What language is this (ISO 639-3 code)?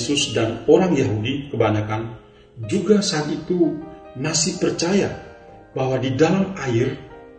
ind